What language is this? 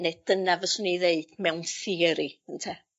Welsh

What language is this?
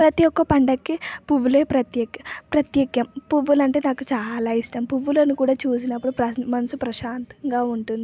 Telugu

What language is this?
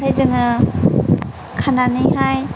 Bodo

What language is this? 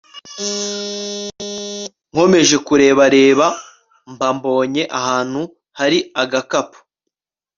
Kinyarwanda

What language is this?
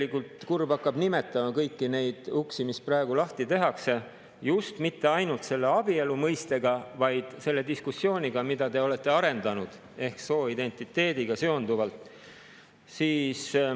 Estonian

